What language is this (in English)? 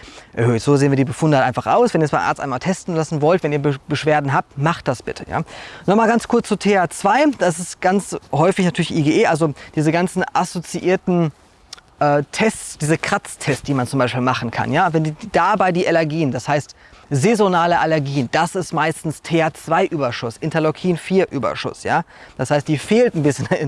German